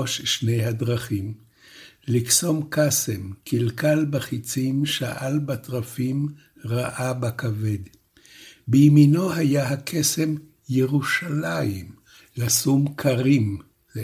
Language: Hebrew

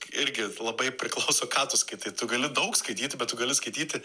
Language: Lithuanian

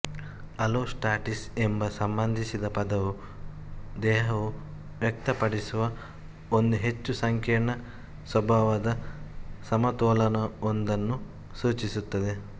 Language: Kannada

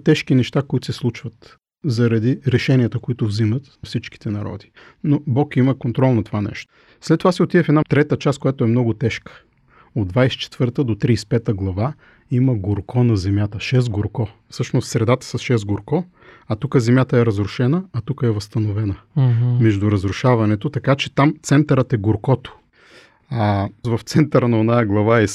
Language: Bulgarian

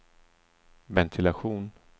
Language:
Swedish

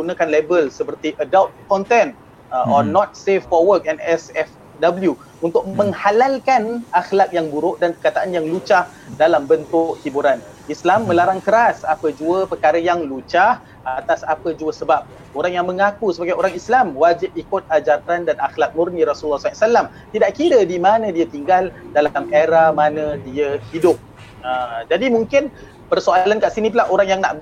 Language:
Malay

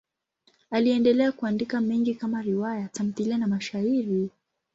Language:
Swahili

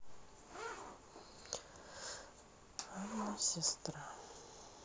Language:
Russian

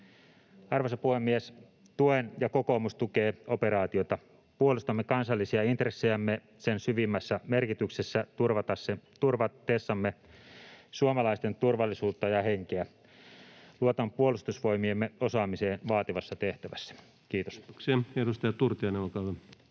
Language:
Finnish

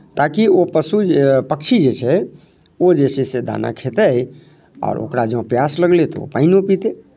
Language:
Maithili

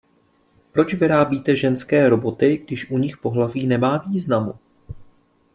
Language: Czech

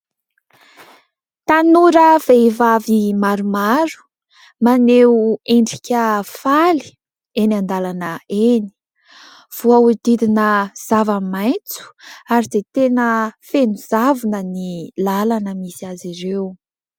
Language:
Malagasy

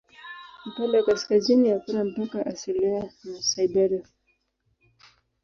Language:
Swahili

